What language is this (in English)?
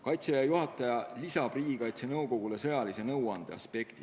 Estonian